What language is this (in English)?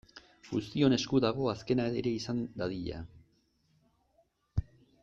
Basque